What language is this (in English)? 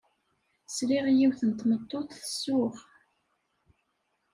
Kabyle